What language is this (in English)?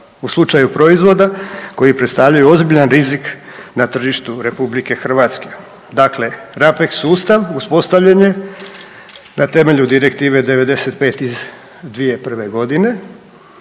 Croatian